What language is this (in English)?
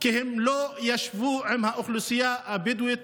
Hebrew